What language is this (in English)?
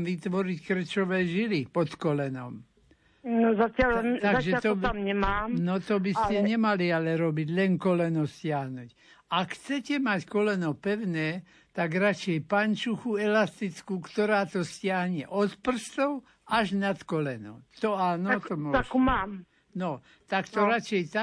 Slovak